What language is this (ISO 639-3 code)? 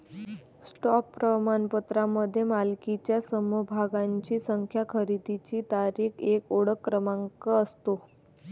mar